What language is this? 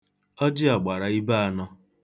Igbo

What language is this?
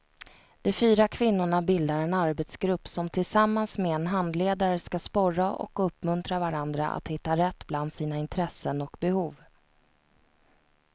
Swedish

